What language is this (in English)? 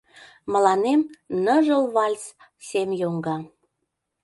Mari